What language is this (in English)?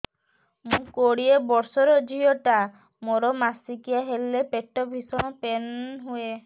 Odia